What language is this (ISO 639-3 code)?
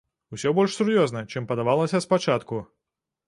bel